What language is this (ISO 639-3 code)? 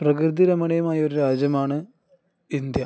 mal